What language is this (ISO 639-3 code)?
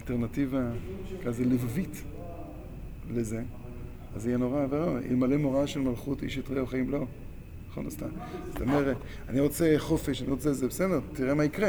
heb